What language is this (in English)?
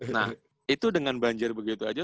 Indonesian